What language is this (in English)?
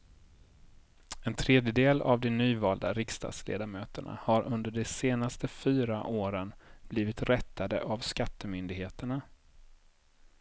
Swedish